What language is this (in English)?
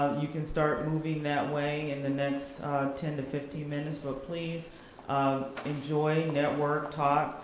English